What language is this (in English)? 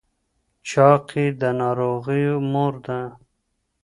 Pashto